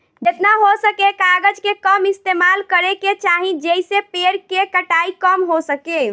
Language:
Bhojpuri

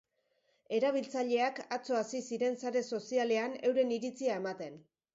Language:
Basque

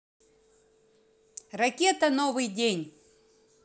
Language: Russian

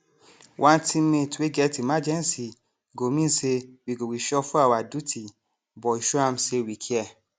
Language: Nigerian Pidgin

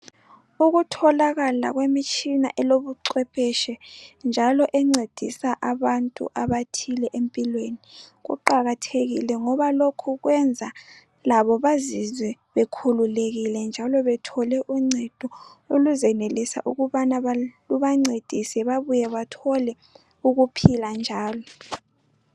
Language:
North Ndebele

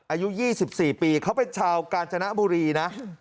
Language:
Thai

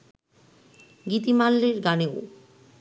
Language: Bangla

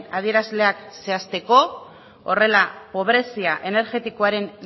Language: Basque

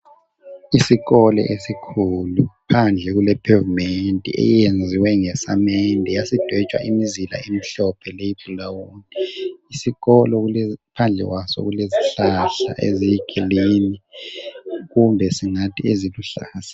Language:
North Ndebele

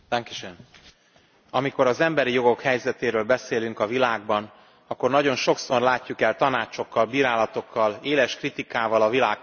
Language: Hungarian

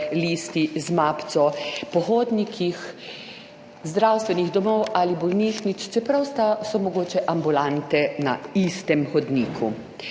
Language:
Slovenian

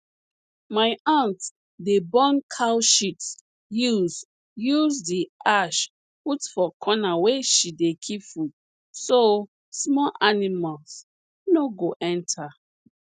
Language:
Nigerian Pidgin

